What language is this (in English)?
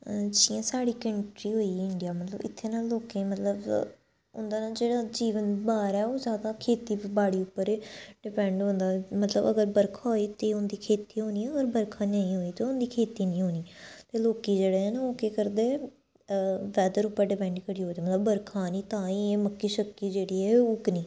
Dogri